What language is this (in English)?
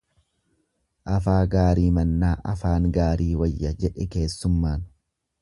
Oromo